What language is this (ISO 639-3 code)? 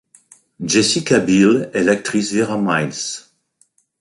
fra